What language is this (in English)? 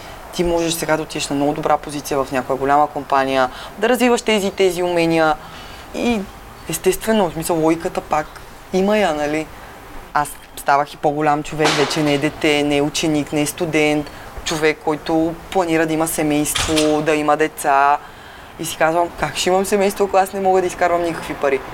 Bulgarian